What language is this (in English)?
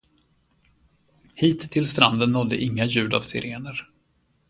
Swedish